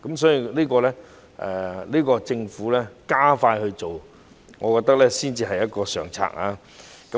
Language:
Cantonese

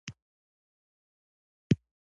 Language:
Pashto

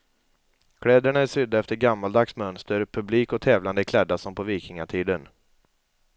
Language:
Swedish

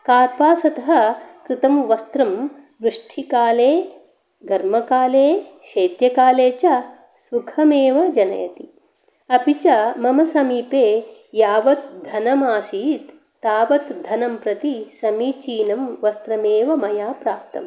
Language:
Sanskrit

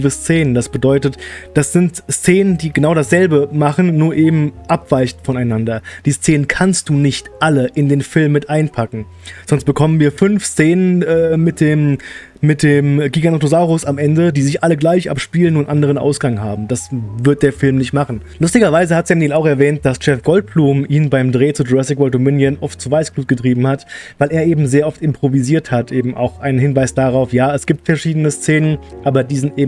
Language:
German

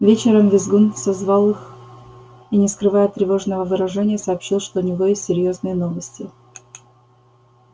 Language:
Russian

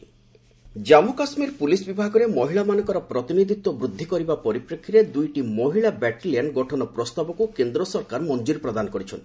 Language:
Odia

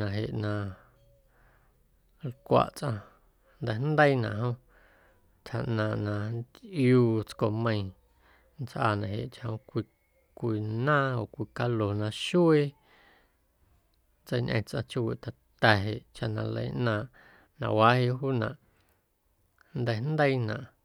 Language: Guerrero Amuzgo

